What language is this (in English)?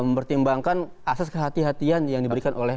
Indonesian